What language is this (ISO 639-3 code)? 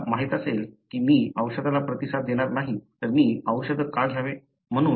mar